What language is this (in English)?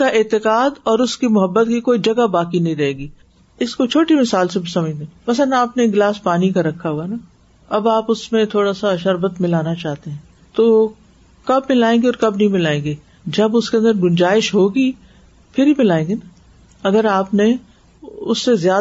Urdu